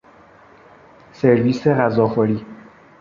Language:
Persian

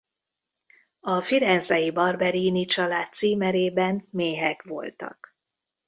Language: Hungarian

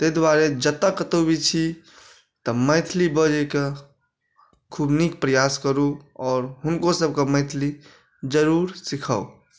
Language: Maithili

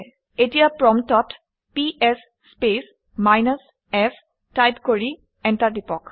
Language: Assamese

